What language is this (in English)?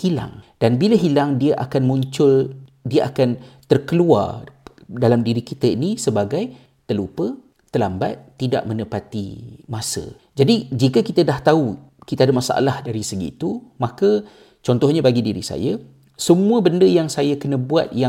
Malay